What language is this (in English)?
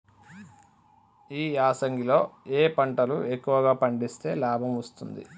Telugu